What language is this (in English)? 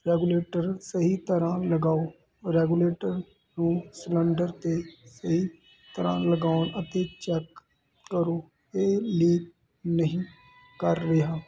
Punjabi